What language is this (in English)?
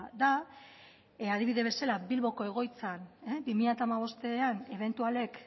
Basque